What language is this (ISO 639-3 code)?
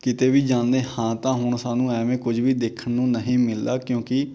pan